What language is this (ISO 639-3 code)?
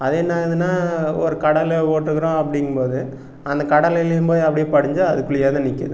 tam